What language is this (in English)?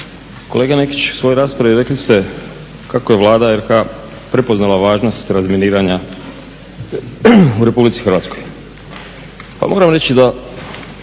Croatian